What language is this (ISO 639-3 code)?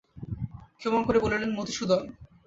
ben